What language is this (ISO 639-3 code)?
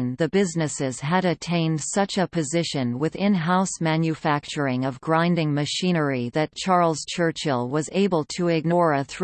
eng